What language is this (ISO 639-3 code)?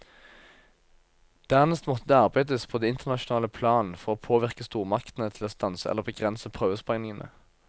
nor